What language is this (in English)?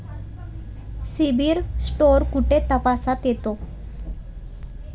Marathi